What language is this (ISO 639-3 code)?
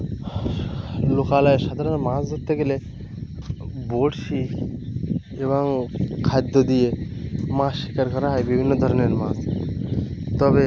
ben